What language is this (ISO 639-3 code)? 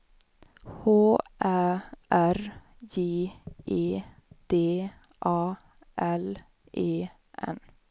swe